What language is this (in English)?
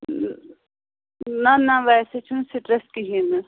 Kashmiri